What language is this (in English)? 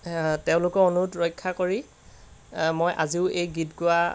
Assamese